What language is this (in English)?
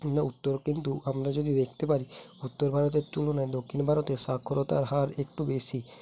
Bangla